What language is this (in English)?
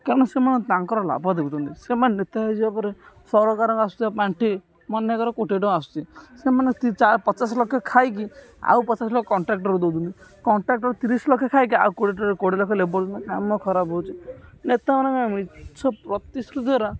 Odia